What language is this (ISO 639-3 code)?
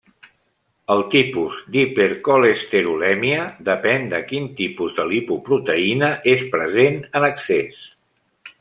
cat